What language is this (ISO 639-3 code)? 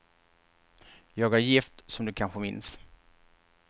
swe